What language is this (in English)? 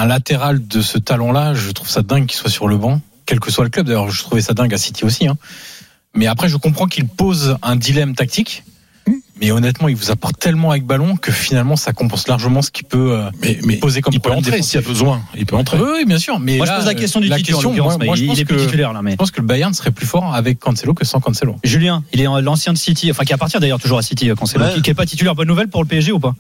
French